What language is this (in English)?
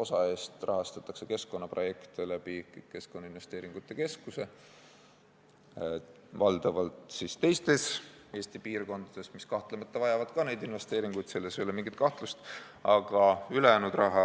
Estonian